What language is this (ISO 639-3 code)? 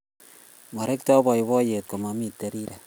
kln